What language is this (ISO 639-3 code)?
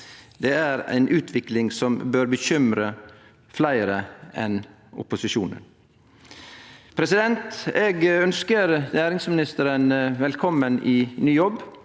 nor